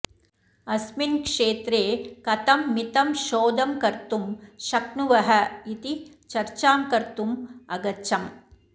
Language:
Sanskrit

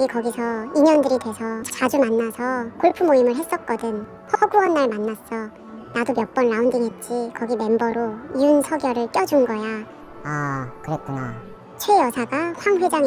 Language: Korean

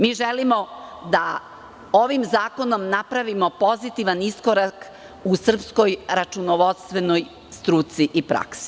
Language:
Serbian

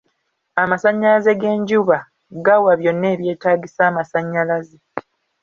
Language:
Ganda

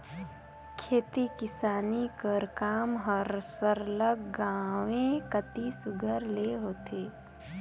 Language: Chhattisgarhi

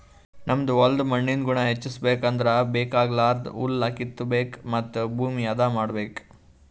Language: Kannada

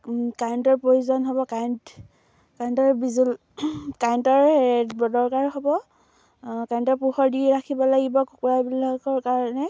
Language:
Assamese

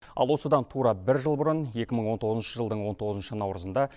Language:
Kazakh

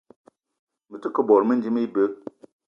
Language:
Eton (Cameroon)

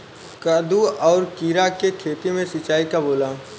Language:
Bhojpuri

